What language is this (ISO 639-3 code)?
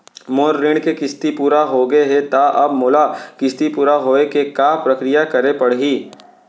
hne